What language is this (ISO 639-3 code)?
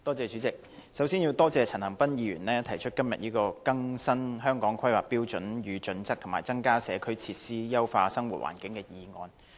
yue